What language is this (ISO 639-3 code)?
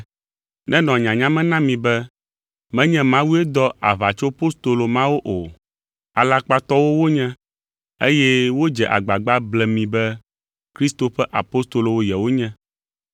ewe